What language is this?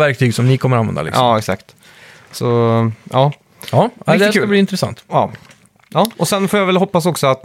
Swedish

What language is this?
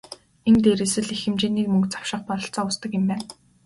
Mongolian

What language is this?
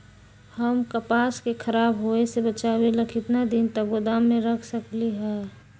Magahi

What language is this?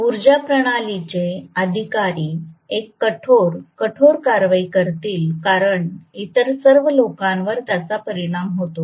Marathi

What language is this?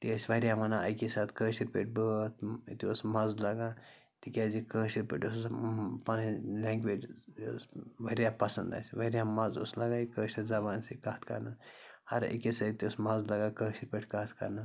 Kashmiri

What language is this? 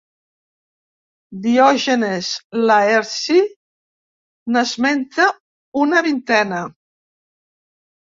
Catalan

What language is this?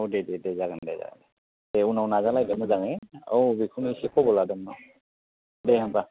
Bodo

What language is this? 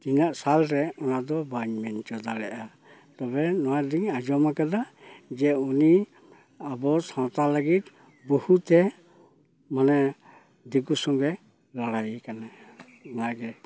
Santali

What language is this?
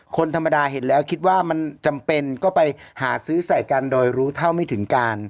Thai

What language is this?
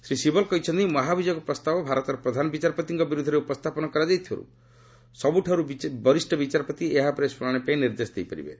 Odia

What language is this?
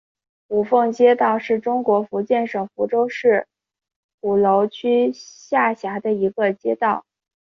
Chinese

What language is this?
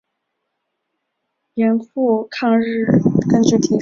Chinese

